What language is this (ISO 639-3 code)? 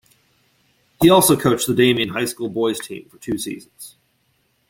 eng